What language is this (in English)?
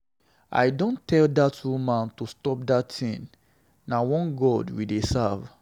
Nigerian Pidgin